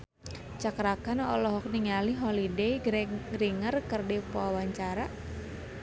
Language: Sundanese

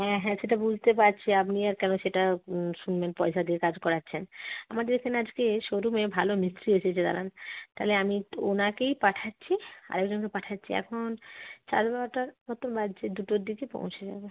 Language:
Bangla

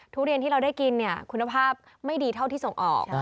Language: Thai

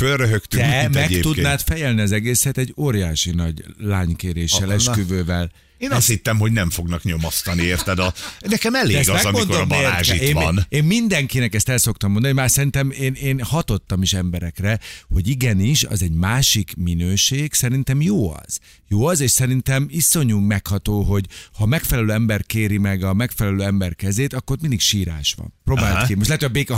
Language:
Hungarian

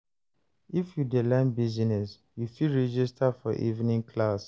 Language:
Nigerian Pidgin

